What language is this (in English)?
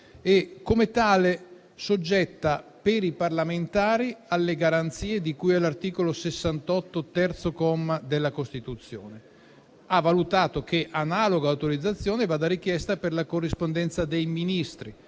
Italian